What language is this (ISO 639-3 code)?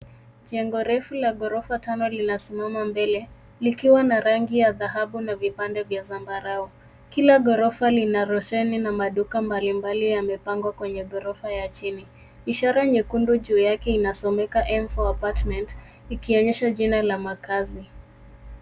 swa